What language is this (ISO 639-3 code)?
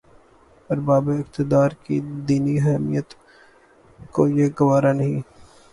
urd